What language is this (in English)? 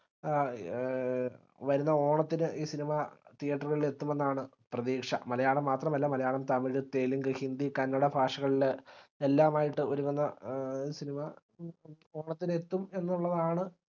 Malayalam